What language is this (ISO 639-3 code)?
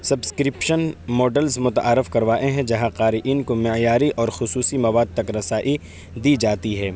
urd